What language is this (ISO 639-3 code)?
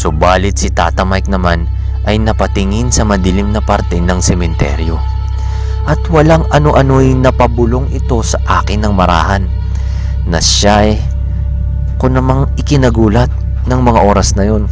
fil